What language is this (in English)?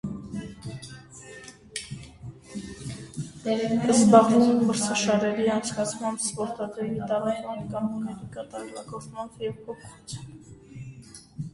Armenian